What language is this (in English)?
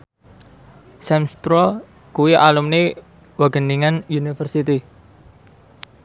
Javanese